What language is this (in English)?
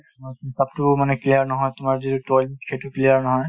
Assamese